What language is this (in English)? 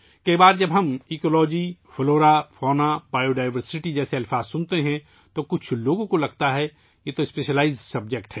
Urdu